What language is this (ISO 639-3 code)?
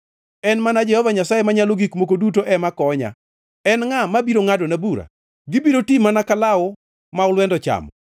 luo